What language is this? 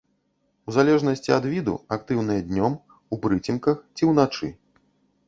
Belarusian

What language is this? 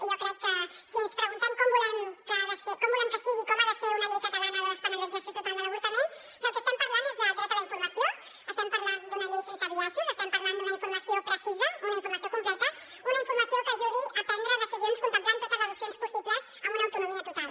Catalan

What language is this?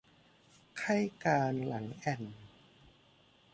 Thai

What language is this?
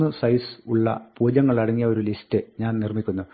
Malayalam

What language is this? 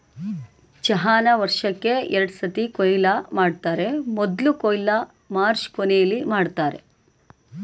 Kannada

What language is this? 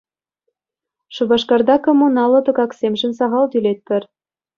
Chuvash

